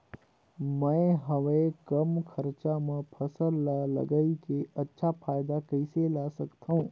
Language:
Chhattisgarhi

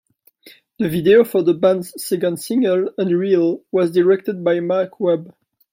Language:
English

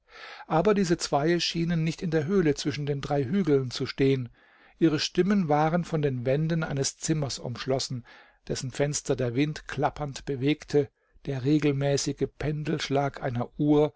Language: German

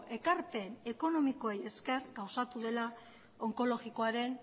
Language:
Basque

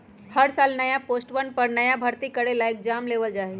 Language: Magahi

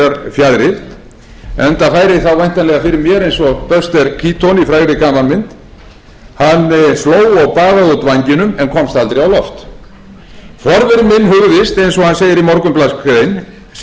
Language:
Icelandic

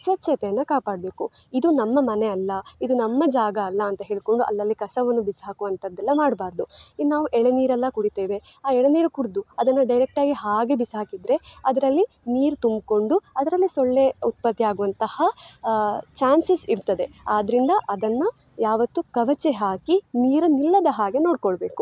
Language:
Kannada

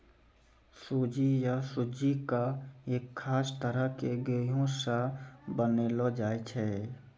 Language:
Maithili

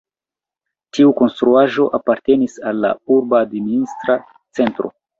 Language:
Esperanto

